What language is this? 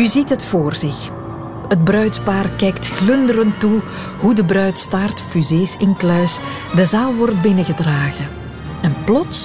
Dutch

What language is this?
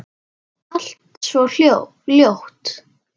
Icelandic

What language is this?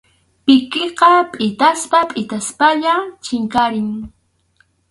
Arequipa-La Unión Quechua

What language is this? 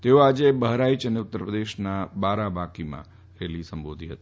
Gujarati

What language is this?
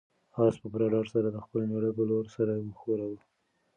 Pashto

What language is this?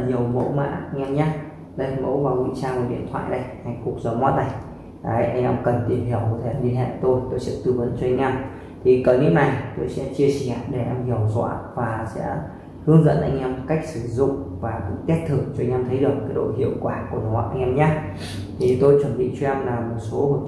Vietnamese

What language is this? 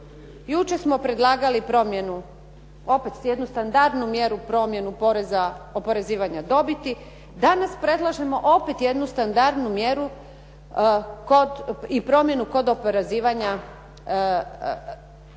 Croatian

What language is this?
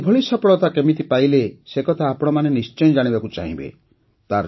Odia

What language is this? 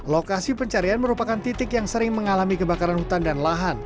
Indonesian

